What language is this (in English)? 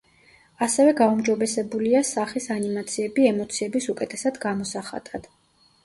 Georgian